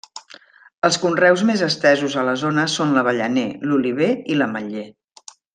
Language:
Catalan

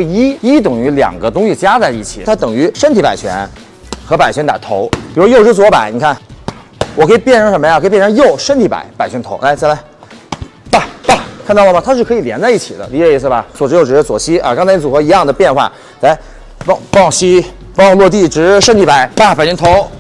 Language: Chinese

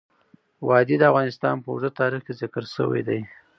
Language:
Pashto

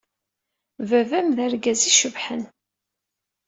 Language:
Kabyle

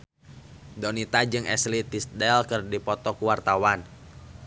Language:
Sundanese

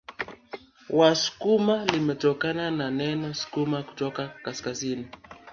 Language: Swahili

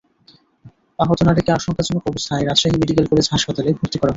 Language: Bangla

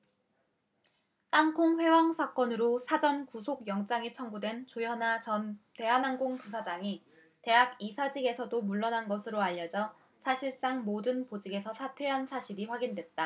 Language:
Korean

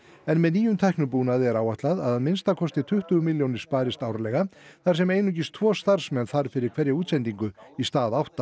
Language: Icelandic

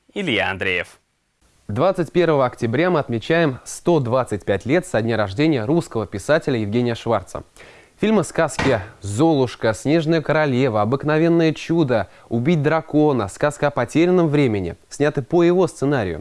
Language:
Russian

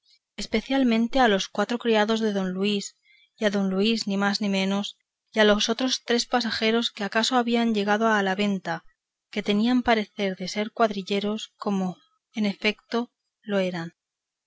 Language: Spanish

